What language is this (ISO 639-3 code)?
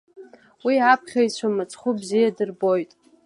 abk